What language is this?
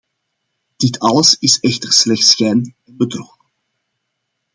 Dutch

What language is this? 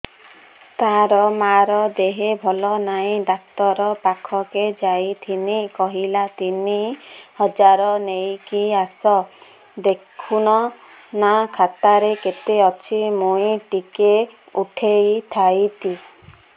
Odia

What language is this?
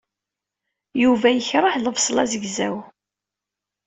Kabyle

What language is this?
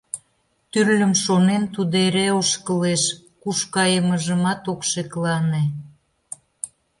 Mari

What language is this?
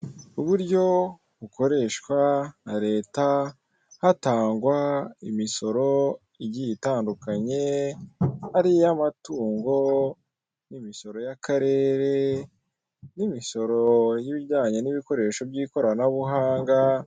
Kinyarwanda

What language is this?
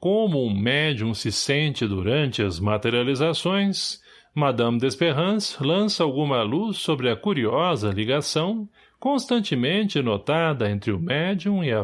Portuguese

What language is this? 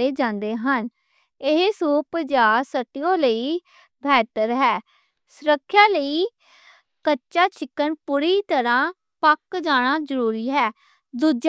Western Panjabi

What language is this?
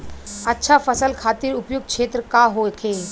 Bhojpuri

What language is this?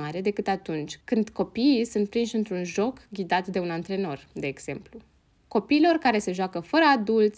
Romanian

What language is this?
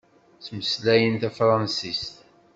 Kabyle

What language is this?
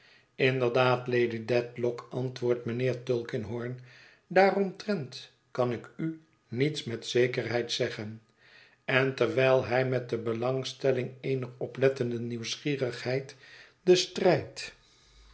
Dutch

